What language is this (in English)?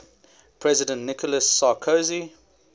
English